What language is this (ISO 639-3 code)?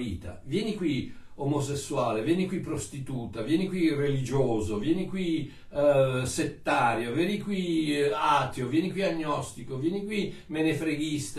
ita